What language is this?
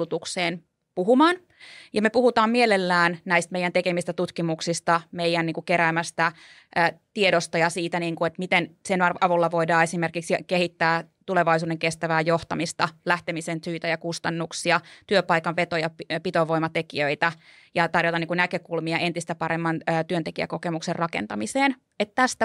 Finnish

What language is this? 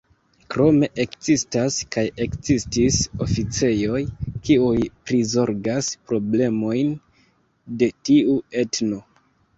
Esperanto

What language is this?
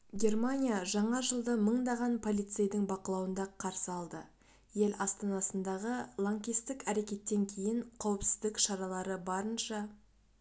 Kazakh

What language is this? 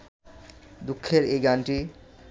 Bangla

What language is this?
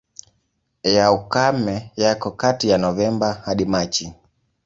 Swahili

